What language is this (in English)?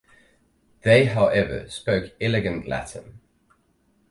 English